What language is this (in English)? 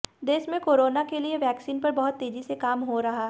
Hindi